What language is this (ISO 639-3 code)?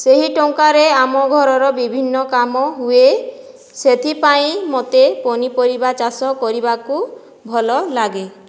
ori